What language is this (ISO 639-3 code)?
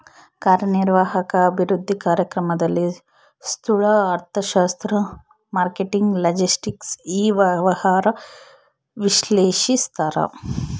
kan